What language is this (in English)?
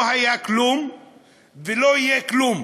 Hebrew